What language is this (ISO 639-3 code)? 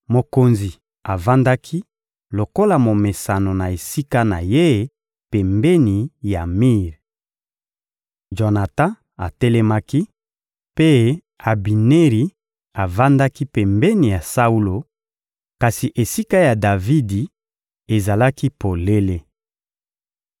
lin